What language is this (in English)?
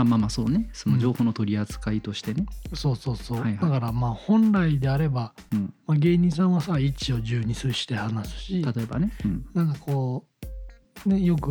Japanese